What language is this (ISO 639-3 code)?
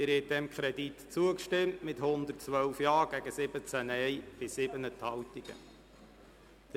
gsw